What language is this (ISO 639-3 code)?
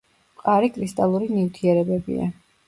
kat